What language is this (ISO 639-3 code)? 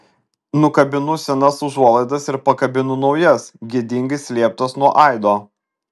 lit